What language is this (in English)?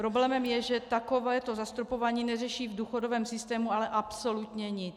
Czech